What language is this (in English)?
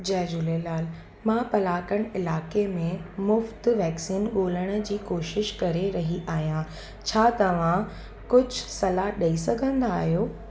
Sindhi